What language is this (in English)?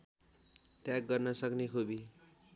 Nepali